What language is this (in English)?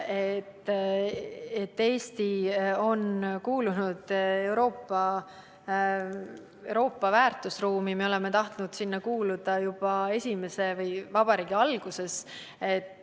Estonian